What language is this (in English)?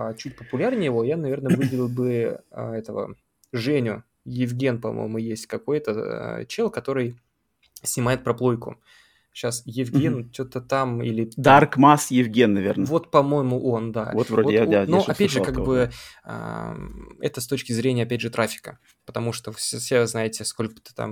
Russian